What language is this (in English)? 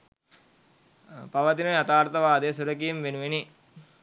Sinhala